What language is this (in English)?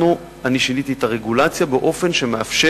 Hebrew